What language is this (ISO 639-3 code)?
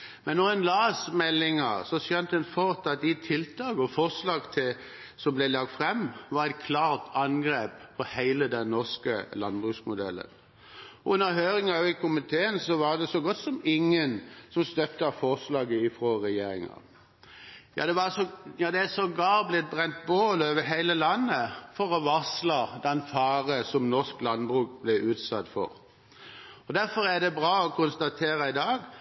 nob